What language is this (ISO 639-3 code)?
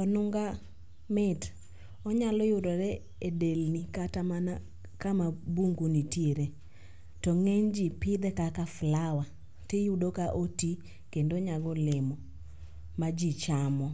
luo